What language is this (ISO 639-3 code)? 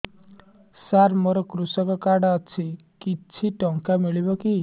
ori